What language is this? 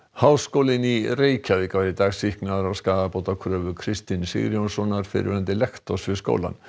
Icelandic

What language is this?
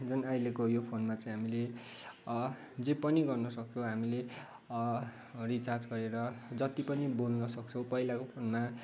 Nepali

